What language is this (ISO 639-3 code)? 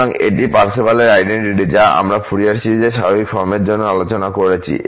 ben